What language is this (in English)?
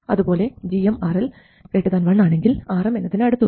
Malayalam